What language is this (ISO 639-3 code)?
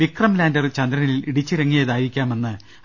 mal